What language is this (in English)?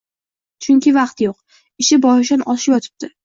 Uzbek